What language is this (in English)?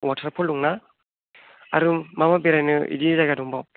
Bodo